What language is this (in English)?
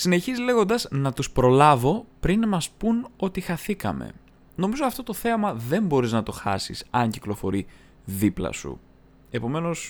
Greek